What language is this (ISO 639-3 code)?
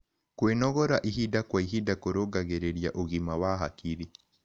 kik